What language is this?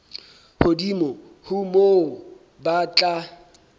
Southern Sotho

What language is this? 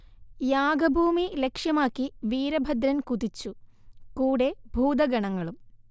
Malayalam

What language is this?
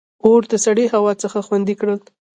Pashto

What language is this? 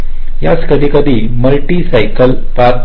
Marathi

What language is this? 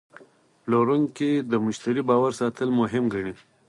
Pashto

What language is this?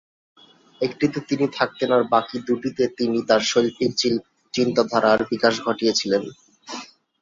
Bangla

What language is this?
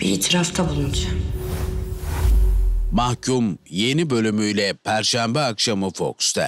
Turkish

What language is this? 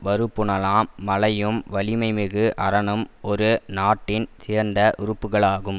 Tamil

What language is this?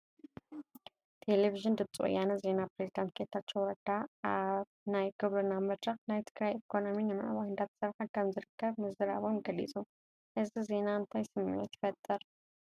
Tigrinya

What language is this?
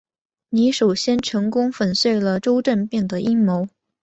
Chinese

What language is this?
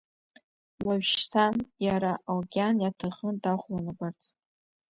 Abkhazian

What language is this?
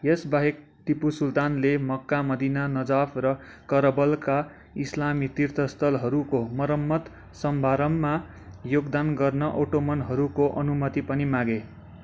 Nepali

